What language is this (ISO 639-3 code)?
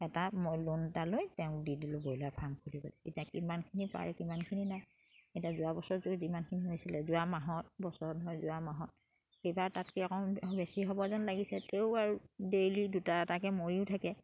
asm